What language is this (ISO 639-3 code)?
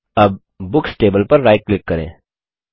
hin